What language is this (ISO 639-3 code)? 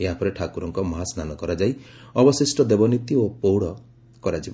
ori